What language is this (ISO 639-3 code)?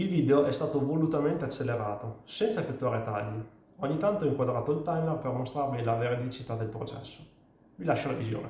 ita